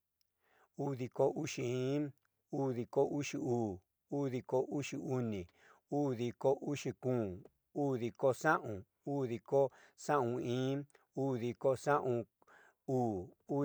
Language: Southeastern Nochixtlán Mixtec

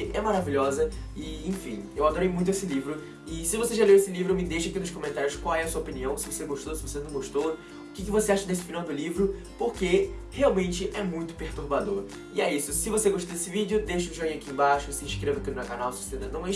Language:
Portuguese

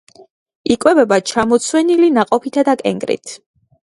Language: Georgian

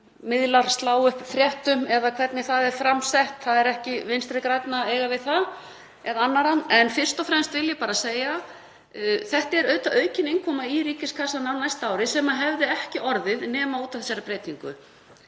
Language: Icelandic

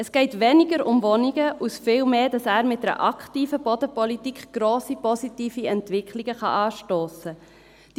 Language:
Swiss German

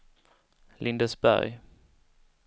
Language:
Swedish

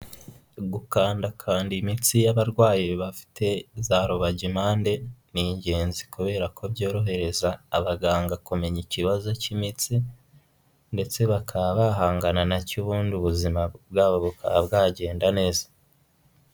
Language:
Kinyarwanda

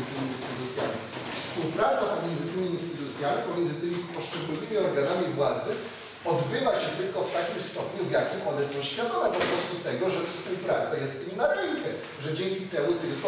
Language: Polish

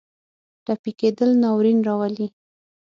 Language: Pashto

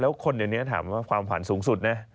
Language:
Thai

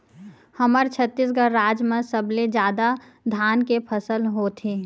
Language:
Chhattisgarhi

